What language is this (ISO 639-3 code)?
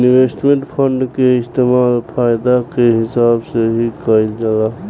bho